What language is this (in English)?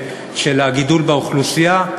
Hebrew